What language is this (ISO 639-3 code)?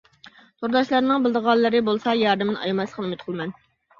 uig